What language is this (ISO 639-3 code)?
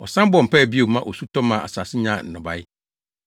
aka